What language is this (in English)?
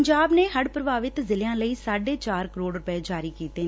Punjabi